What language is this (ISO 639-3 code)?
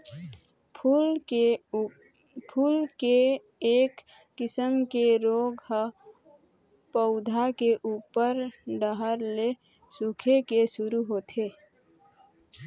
hne